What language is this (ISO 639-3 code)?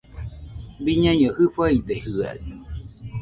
hux